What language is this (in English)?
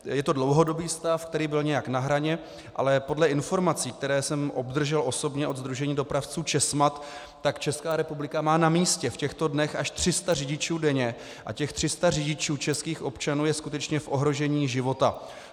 Czech